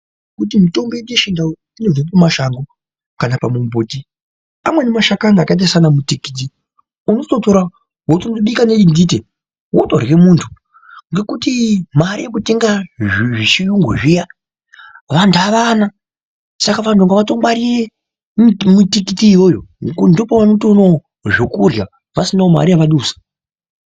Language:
Ndau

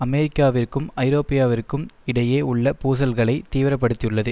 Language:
Tamil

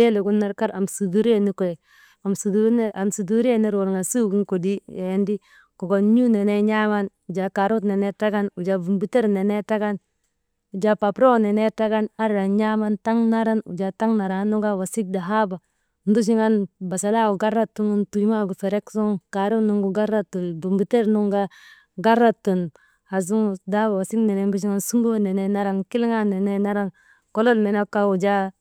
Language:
Maba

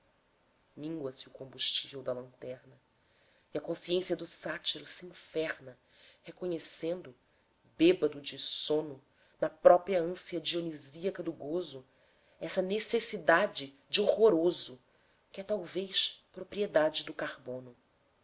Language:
Portuguese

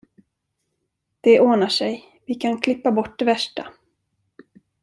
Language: Swedish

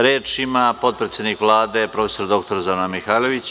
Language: Serbian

